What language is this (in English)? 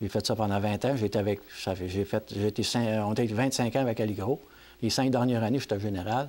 French